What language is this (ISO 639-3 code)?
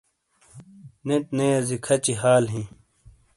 scl